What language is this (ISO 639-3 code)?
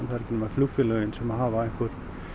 isl